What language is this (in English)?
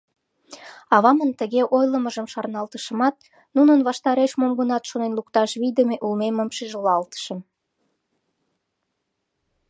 Mari